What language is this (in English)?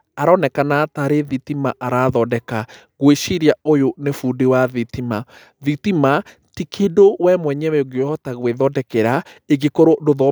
Kikuyu